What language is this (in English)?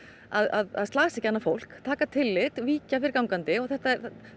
Icelandic